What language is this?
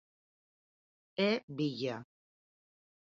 Galician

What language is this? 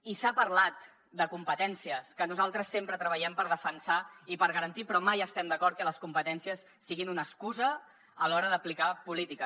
Catalan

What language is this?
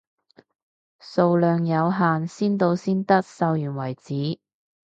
Cantonese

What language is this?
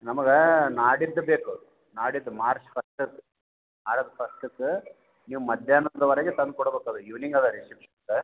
Kannada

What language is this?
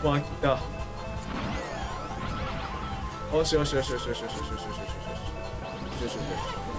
Japanese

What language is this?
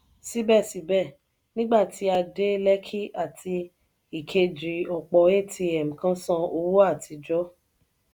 Yoruba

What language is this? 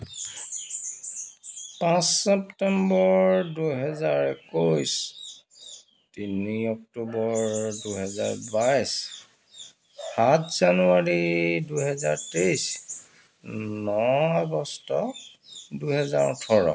Assamese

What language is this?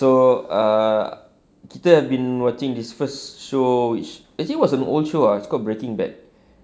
English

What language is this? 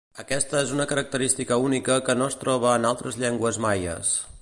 Catalan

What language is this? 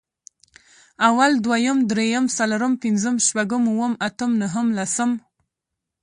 Pashto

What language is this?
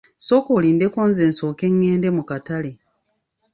Ganda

